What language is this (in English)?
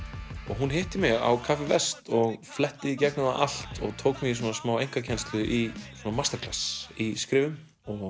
Icelandic